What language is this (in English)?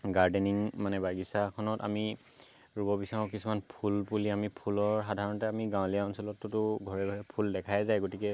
Assamese